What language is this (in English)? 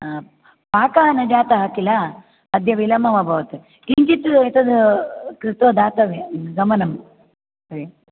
Sanskrit